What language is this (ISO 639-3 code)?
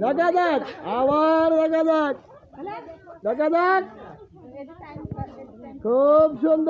ara